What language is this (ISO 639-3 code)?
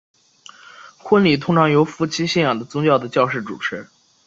zho